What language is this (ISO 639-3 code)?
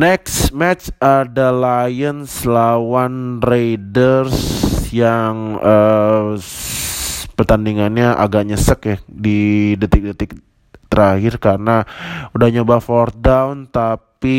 ind